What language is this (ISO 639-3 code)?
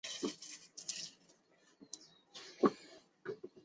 zho